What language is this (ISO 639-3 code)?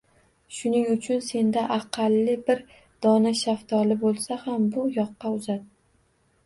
uzb